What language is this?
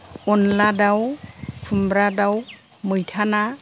Bodo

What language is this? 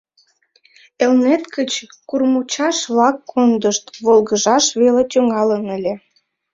Mari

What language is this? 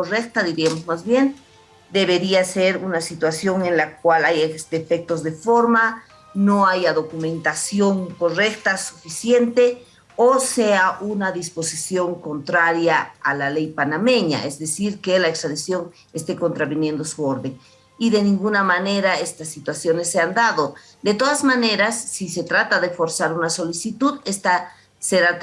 Spanish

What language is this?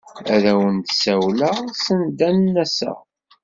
Kabyle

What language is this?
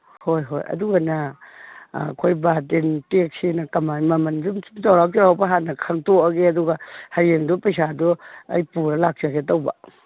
Manipuri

